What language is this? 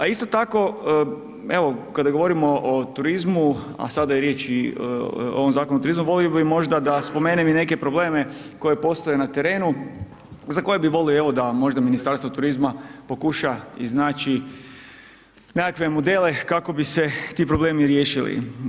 Croatian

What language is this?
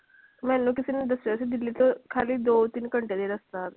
Punjabi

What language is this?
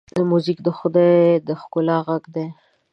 Pashto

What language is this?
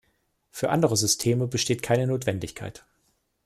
German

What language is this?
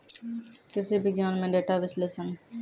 Maithili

